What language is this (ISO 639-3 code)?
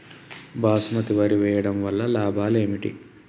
tel